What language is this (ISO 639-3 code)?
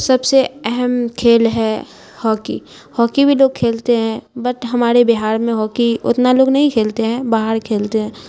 urd